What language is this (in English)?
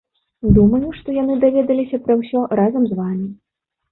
Belarusian